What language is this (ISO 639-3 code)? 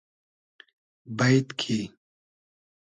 haz